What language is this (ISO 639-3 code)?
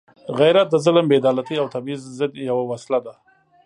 pus